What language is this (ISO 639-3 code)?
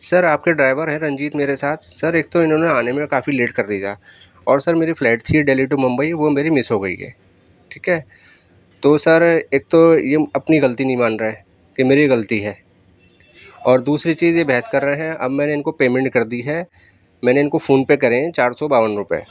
urd